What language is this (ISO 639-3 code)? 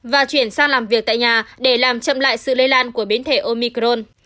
vie